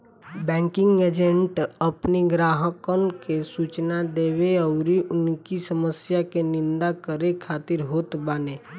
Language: Bhojpuri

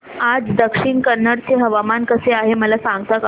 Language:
Marathi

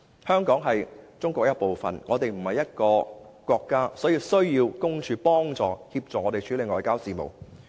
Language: Cantonese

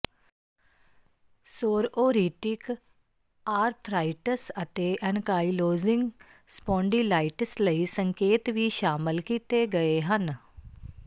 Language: Punjabi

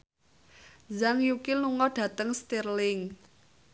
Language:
Javanese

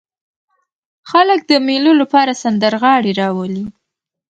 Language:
Pashto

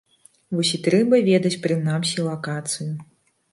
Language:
Belarusian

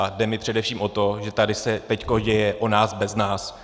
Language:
Czech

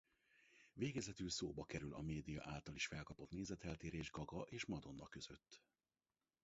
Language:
Hungarian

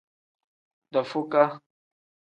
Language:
Tem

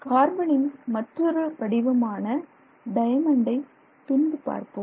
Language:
Tamil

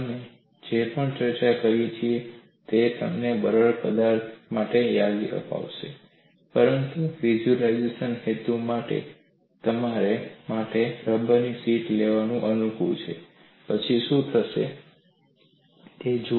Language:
Gujarati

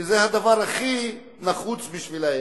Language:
Hebrew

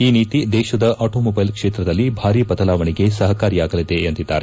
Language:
Kannada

